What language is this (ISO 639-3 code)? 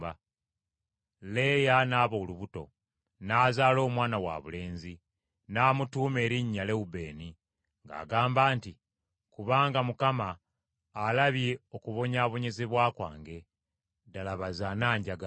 lug